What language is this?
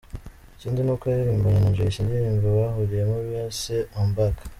Kinyarwanda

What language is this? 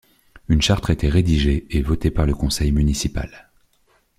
French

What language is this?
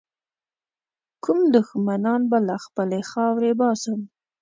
Pashto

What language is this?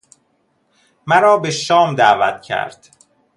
Persian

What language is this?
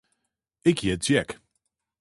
Western Frisian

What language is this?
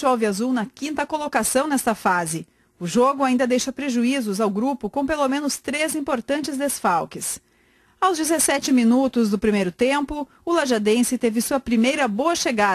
Portuguese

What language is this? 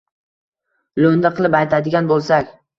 Uzbek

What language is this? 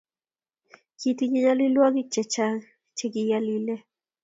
Kalenjin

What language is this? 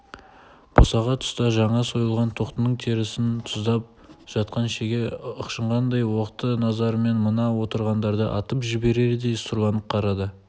Kazakh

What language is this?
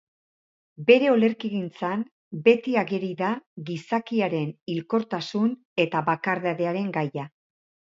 Basque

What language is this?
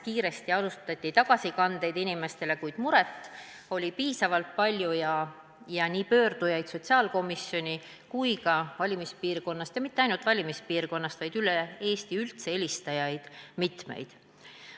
Estonian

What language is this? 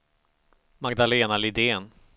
Swedish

